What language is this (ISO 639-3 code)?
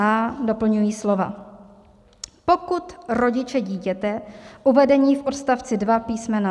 ces